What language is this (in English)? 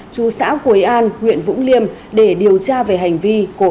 Vietnamese